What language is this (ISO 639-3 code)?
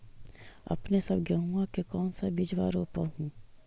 mag